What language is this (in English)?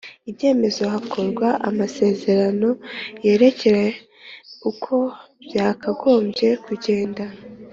Kinyarwanda